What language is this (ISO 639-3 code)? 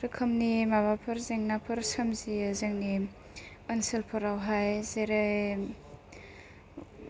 brx